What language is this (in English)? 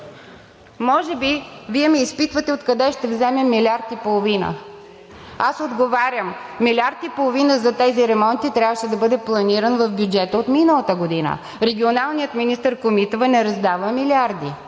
Bulgarian